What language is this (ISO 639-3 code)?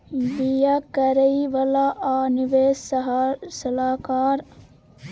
mai